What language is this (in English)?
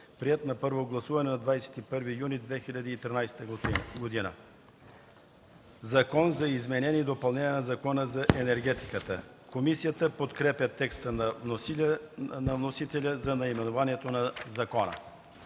Bulgarian